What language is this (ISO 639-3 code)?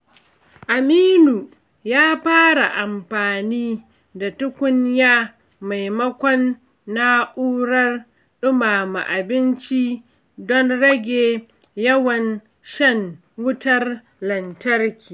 hau